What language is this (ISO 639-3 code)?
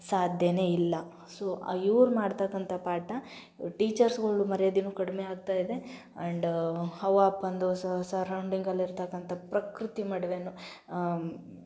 kan